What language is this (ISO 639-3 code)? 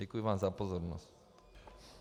ces